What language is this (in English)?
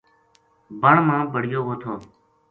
Gujari